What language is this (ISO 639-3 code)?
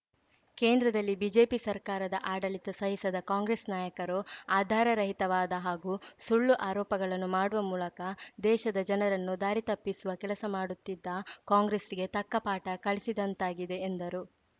kan